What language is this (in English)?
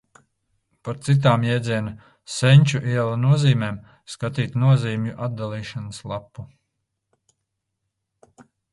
Latvian